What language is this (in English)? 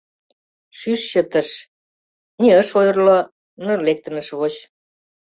Mari